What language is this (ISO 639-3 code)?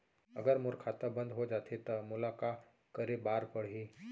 hne